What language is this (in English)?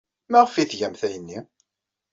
Kabyle